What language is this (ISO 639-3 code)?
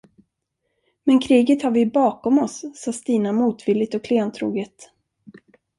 swe